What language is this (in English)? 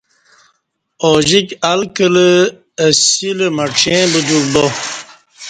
Kati